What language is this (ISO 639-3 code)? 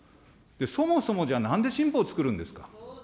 jpn